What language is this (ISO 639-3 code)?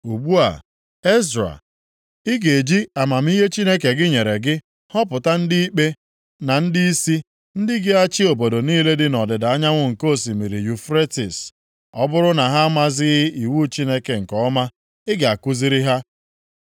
ibo